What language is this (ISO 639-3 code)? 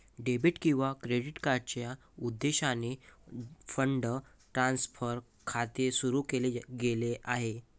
mar